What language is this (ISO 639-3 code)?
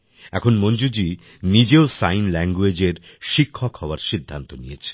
ben